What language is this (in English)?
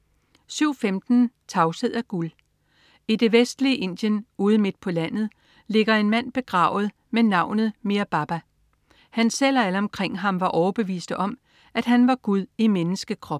Danish